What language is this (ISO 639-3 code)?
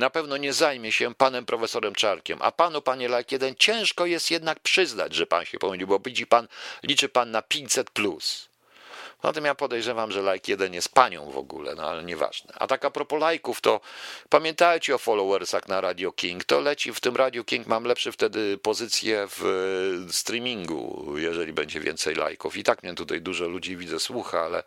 pol